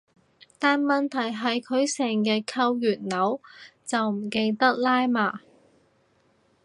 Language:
Cantonese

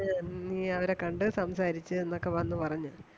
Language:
Malayalam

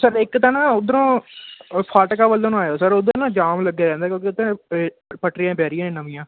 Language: Punjabi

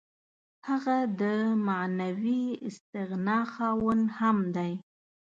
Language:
Pashto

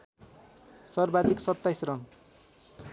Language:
Nepali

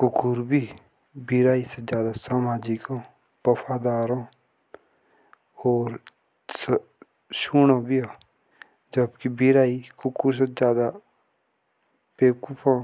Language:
Jaunsari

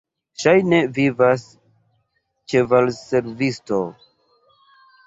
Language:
Esperanto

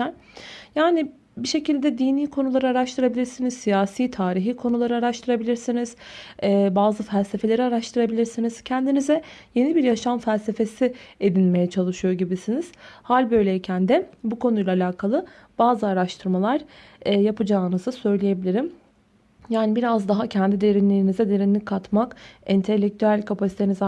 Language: Turkish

